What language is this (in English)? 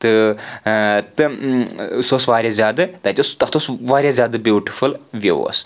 Kashmiri